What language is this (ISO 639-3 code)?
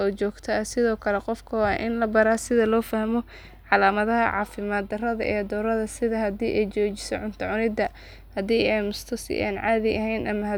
som